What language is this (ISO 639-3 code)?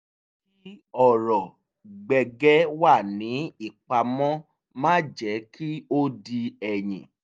yor